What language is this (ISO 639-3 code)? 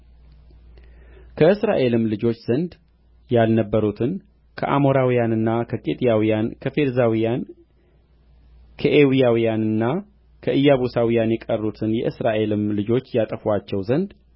amh